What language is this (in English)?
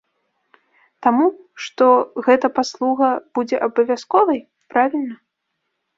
Belarusian